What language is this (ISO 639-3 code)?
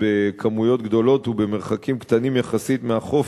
heb